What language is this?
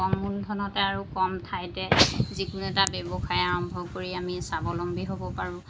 Assamese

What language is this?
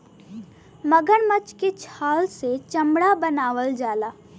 Bhojpuri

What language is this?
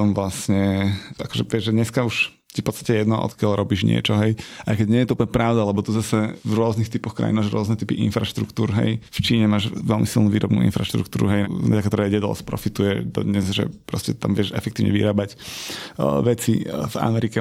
Slovak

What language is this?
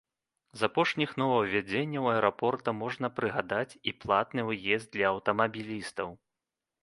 Belarusian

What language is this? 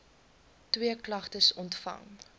Afrikaans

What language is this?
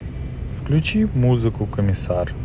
Russian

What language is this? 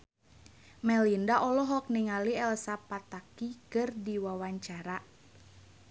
Sundanese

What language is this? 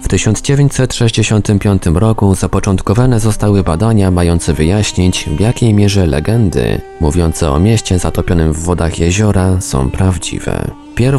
Polish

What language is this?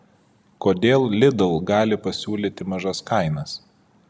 Lithuanian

